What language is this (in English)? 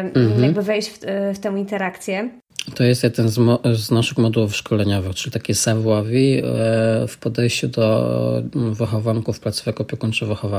Polish